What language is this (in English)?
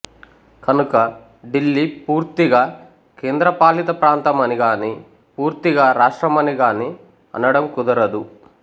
Telugu